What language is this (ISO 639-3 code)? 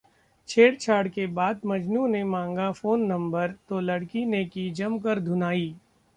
hin